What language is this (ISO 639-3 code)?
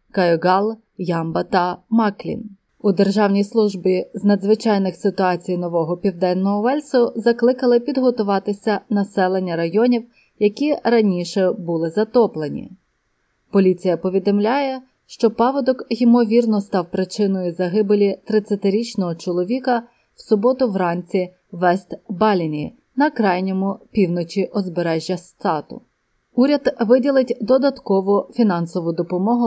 ukr